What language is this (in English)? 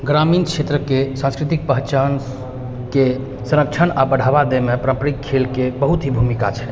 Maithili